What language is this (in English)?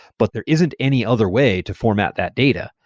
English